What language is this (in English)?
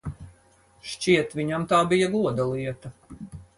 Latvian